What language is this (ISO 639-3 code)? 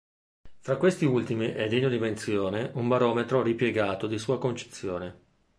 ita